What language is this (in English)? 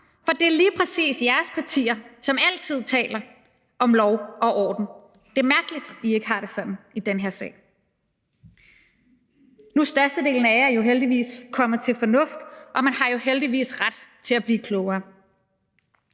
Danish